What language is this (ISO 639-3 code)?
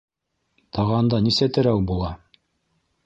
bak